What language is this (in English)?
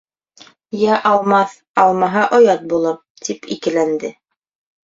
Bashkir